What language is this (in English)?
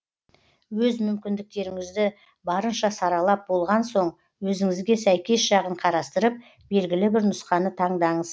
Kazakh